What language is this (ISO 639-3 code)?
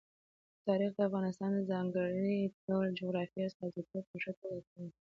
pus